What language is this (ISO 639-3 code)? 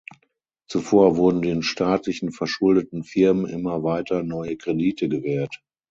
deu